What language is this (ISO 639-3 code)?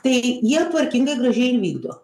lit